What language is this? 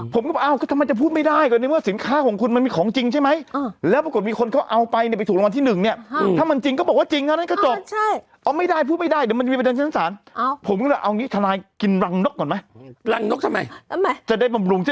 Thai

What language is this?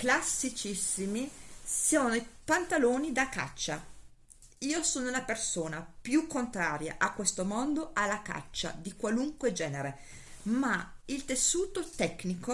Italian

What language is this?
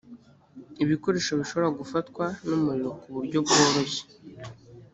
Kinyarwanda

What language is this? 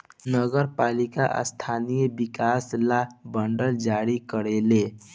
Bhojpuri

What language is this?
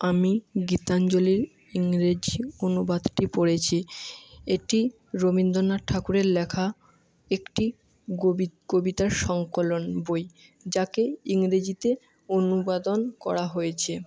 Bangla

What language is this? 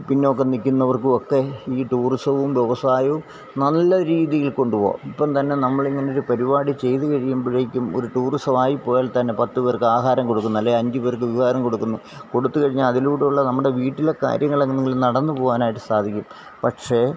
Malayalam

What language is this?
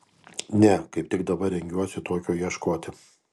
Lithuanian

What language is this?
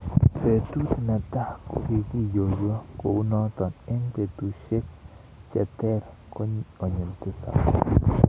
Kalenjin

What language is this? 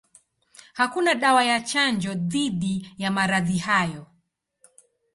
Swahili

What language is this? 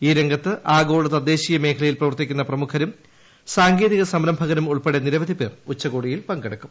Malayalam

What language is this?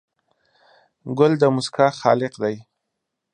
Pashto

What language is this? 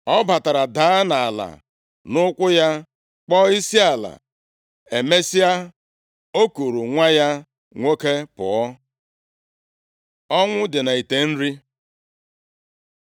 Igbo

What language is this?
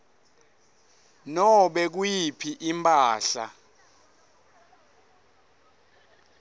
Swati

